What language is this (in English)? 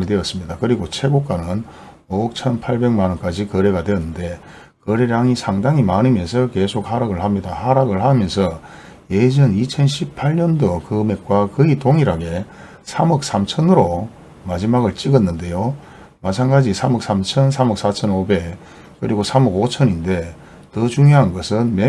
Korean